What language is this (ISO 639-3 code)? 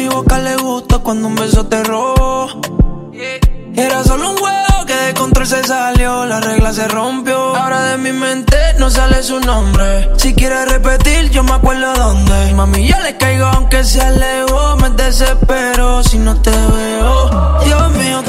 spa